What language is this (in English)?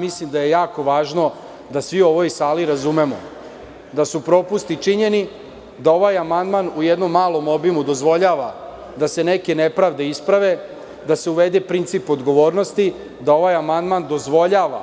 Serbian